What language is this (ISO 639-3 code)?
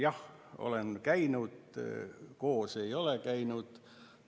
est